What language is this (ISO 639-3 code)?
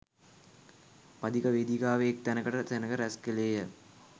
sin